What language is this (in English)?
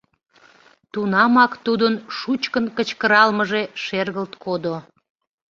Mari